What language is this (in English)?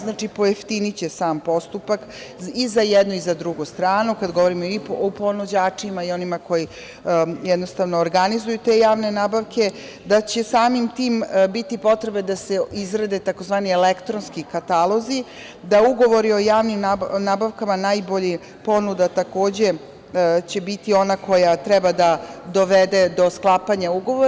Serbian